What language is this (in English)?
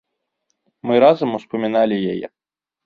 Belarusian